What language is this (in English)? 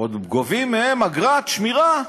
Hebrew